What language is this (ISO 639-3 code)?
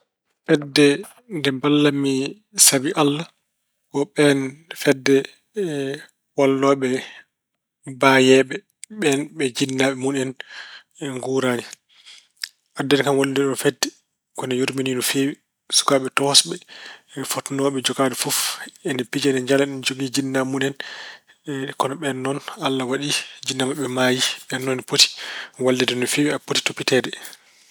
ful